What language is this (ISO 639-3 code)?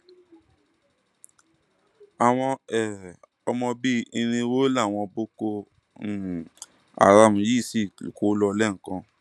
yor